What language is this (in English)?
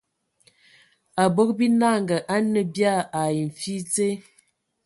Ewondo